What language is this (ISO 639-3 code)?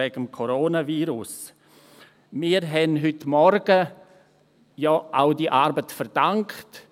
gsw